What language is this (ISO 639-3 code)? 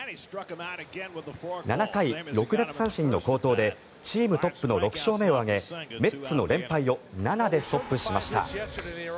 jpn